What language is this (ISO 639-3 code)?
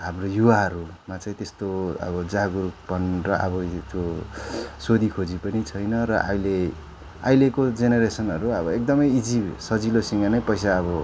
nep